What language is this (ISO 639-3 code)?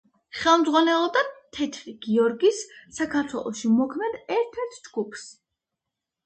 kat